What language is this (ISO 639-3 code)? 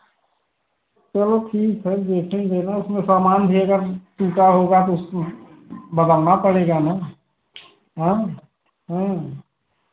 hin